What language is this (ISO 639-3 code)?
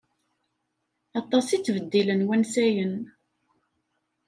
kab